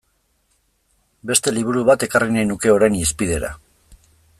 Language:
Basque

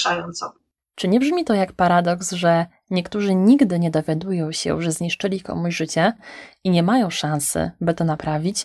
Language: Polish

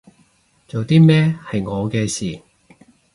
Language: Cantonese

